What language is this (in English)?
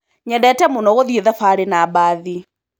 Kikuyu